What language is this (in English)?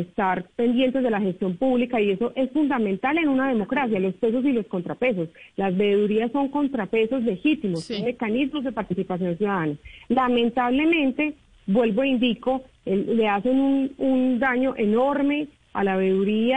Spanish